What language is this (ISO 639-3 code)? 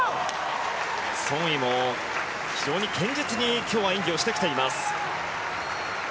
jpn